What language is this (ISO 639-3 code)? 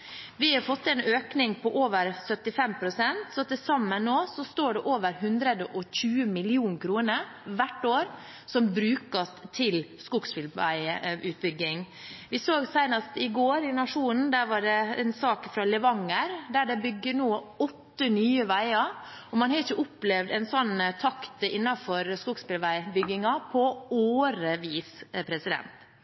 nob